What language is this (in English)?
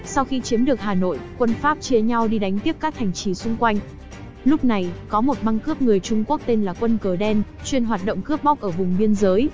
Vietnamese